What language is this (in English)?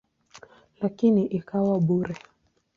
Swahili